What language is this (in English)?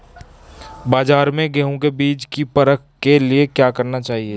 Hindi